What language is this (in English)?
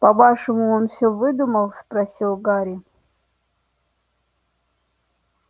Russian